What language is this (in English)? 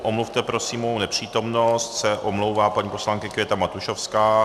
Czech